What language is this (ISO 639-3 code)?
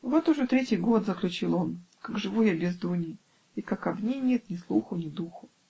rus